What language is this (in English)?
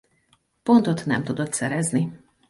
Hungarian